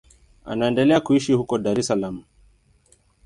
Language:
Swahili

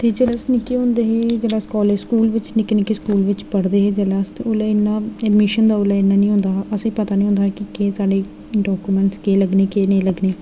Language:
Dogri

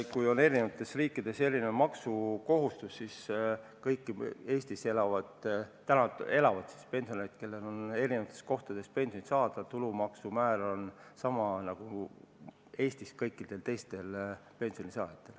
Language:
Estonian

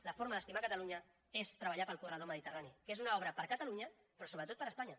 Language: Catalan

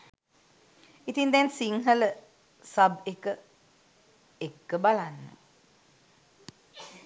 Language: Sinhala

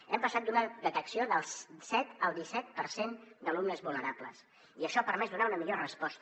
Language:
Catalan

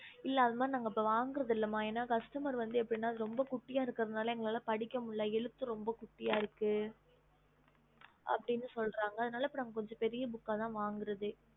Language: Tamil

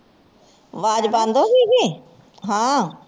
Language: Punjabi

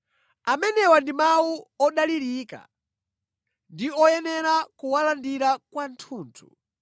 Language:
Nyanja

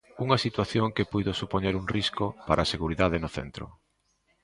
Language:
Galician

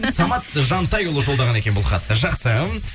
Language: Kazakh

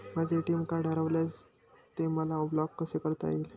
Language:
Marathi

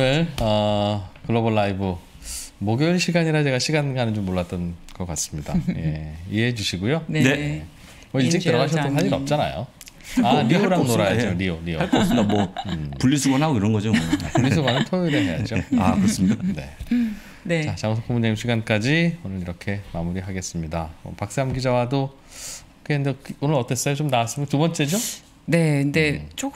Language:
Korean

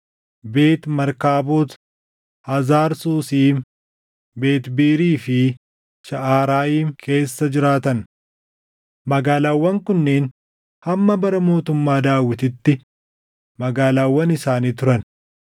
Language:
Oromo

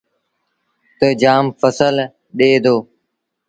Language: Sindhi Bhil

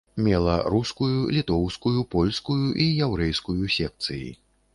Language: Belarusian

